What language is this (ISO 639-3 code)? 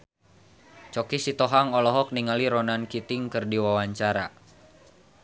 sun